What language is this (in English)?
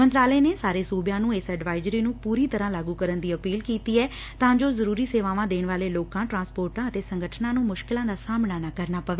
Punjabi